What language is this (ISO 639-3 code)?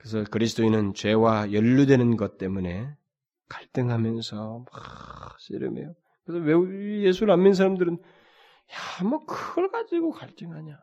kor